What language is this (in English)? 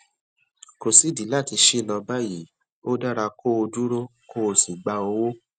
Yoruba